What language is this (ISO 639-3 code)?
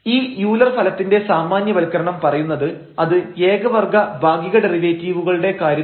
mal